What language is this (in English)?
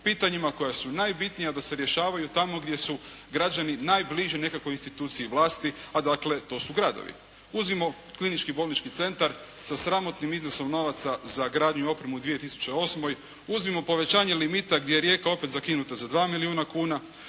Croatian